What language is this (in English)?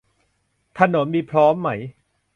Thai